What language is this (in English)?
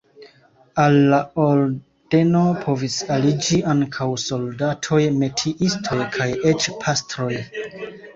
Esperanto